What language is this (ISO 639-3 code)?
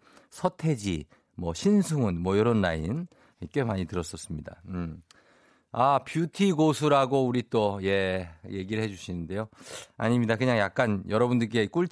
kor